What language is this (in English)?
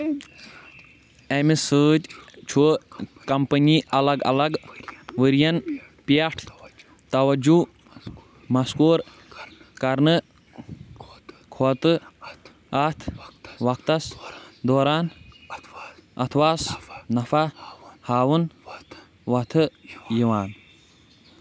Kashmiri